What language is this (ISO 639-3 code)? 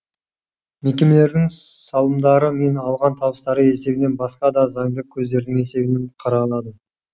kaz